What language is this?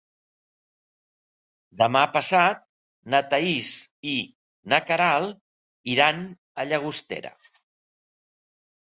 Catalan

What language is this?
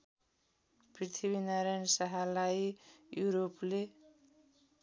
Nepali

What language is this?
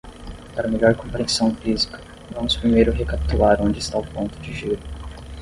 Portuguese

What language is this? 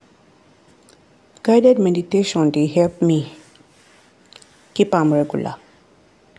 Nigerian Pidgin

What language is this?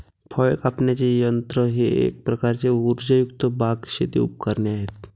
Marathi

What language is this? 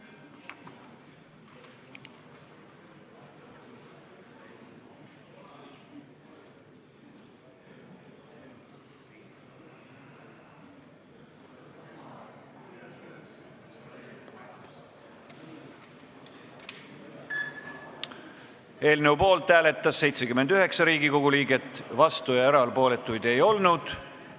Estonian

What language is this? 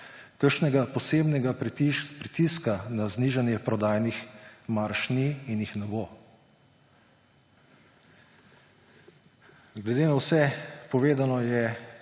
Slovenian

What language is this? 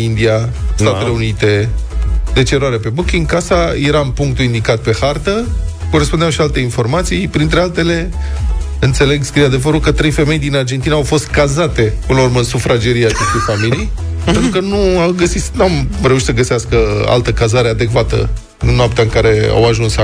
Romanian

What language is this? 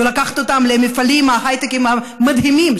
Hebrew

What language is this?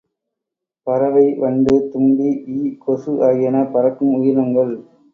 Tamil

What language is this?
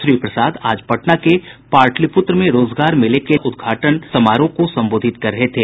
Hindi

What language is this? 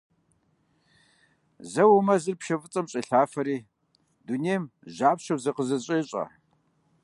Kabardian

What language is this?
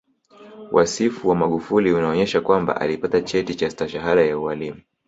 Swahili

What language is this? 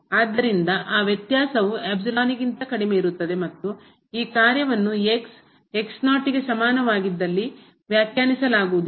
Kannada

